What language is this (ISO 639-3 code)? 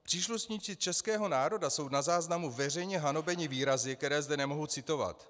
ces